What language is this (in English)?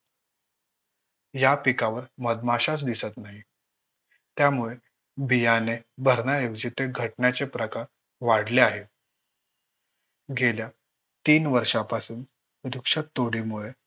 Marathi